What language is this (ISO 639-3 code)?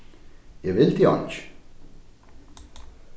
fao